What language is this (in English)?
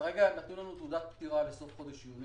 Hebrew